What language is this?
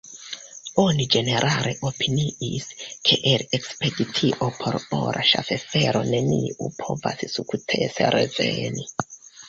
Esperanto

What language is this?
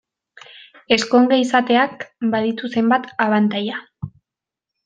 Basque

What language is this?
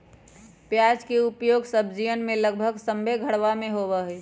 Magahi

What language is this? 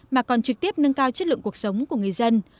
Vietnamese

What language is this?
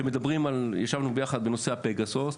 Hebrew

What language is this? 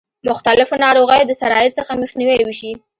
Pashto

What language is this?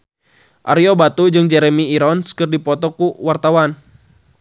Sundanese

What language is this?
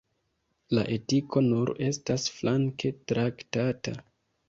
Esperanto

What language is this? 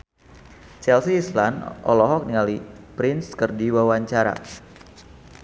Sundanese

